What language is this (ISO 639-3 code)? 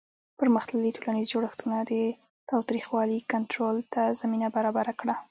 pus